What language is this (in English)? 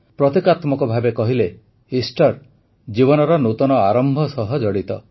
Odia